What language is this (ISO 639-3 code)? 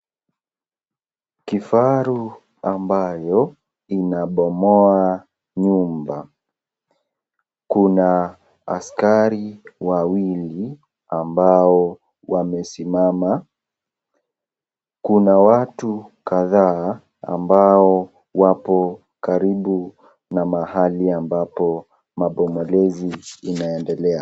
swa